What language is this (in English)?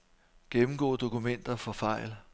Danish